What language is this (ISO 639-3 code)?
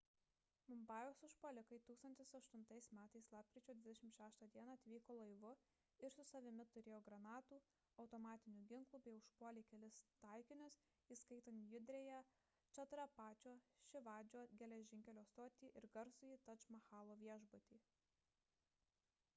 lit